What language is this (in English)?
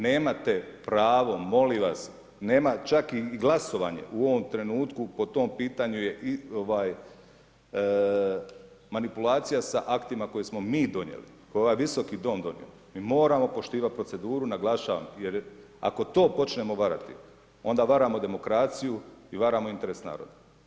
Croatian